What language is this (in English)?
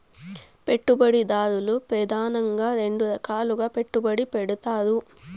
Telugu